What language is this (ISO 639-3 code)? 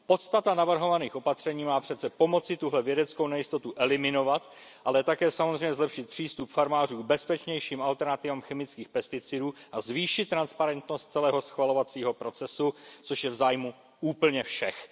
ces